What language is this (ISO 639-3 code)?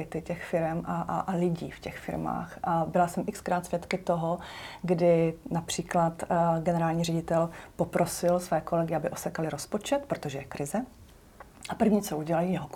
ces